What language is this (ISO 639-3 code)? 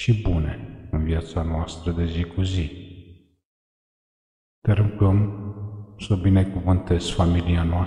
ron